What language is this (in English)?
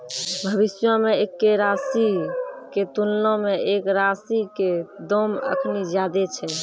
Maithili